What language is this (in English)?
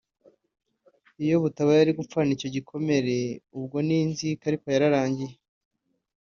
Kinyarwanda